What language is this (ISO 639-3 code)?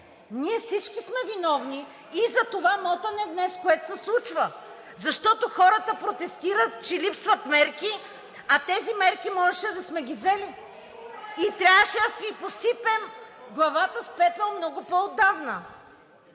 bul